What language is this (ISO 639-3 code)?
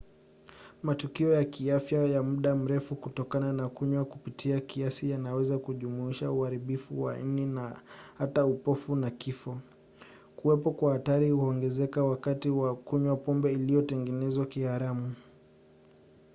swa